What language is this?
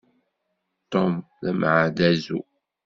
Kabyle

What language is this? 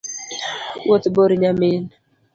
Luo (Kenya and Tanzania)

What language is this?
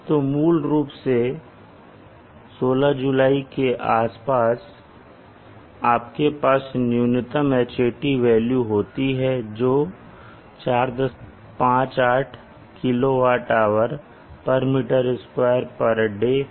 Hindi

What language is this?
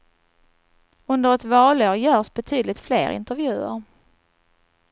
Swedish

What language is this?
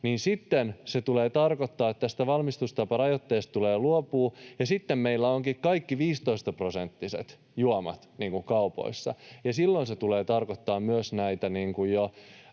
Finnish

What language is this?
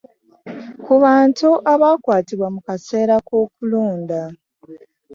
Ganda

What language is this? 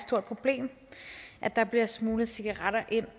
Danish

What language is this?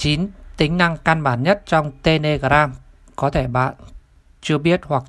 Vietnamese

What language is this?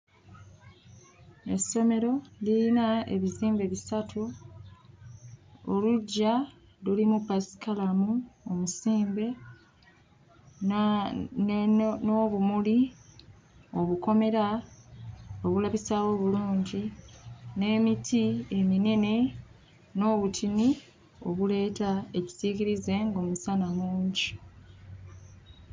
Ganda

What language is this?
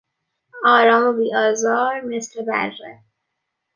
Persian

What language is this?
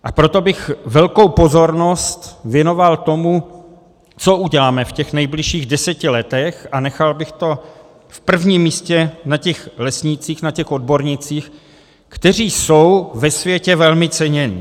Czech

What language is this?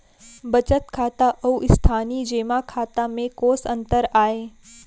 Chhattisgarhi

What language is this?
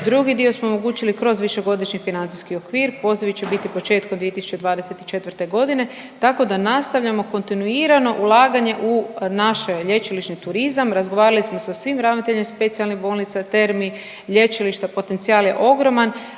Croatian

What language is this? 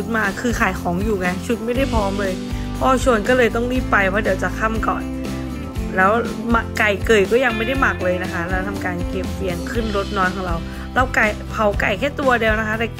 Thai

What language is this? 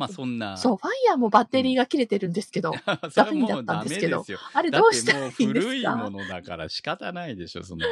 Japanese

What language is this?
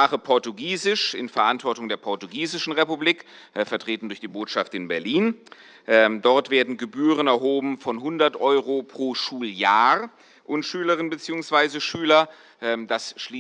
German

